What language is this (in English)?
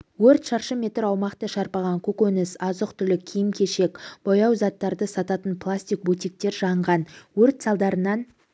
Kazakh